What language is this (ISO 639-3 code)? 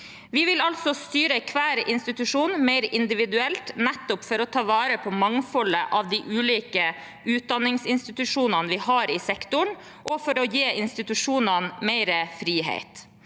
nor